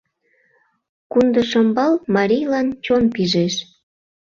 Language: Mari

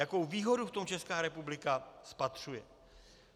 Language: Czech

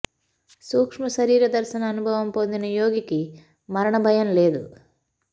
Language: Telugu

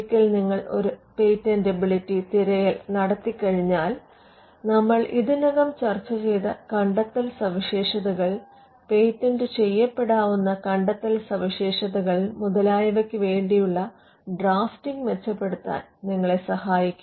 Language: Malayalam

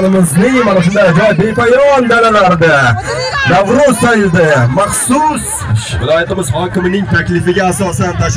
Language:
Arabic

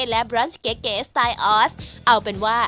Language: Thai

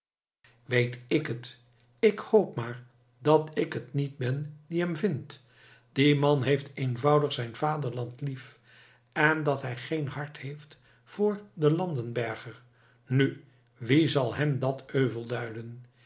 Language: Dutch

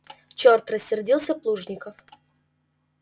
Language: Russian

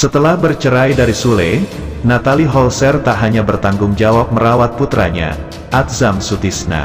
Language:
Indonesian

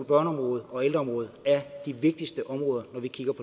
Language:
Danish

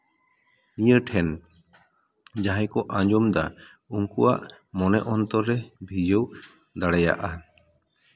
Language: Santali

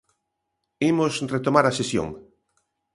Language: Galician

